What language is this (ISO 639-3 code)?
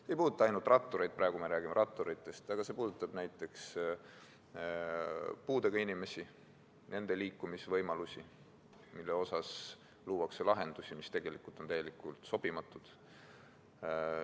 est